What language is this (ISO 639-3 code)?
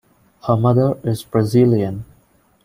eng